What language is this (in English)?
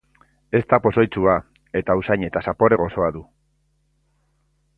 Basque